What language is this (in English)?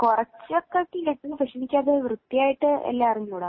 Malayalam